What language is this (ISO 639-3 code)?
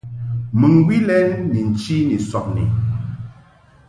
mhk